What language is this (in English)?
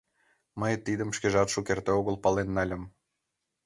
Mari